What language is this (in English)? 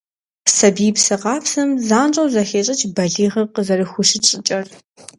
Kabardian